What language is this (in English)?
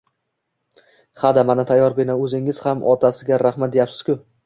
Uzbek